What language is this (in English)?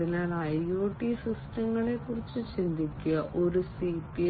Malayalam